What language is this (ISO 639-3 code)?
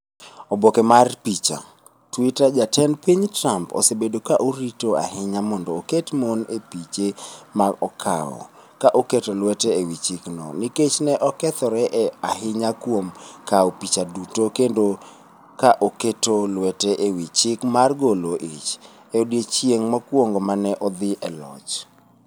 luo